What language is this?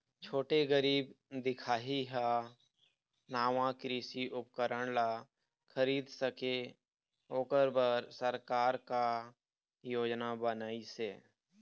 Chhattisgarhi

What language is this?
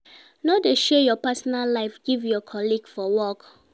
Nigerian Pidgin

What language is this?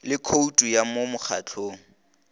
Northern Sotho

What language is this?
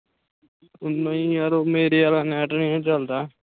Punjabi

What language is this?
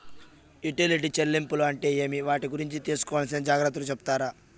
Telugu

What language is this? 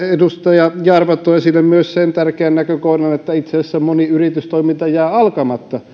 Finnish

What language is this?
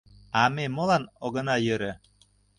Mari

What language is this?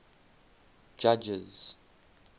English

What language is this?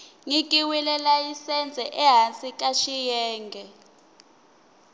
Tsonga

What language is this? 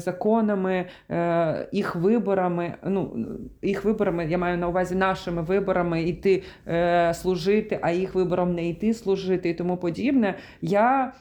Ukrainian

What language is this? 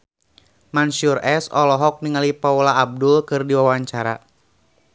Sundanese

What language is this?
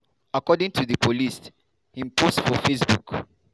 Nigerian Pidgin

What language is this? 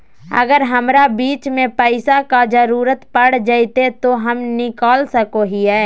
Magahi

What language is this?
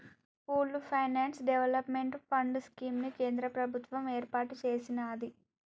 Telugu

